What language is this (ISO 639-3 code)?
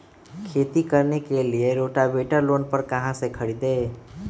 mag